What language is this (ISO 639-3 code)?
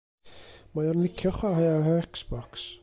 cym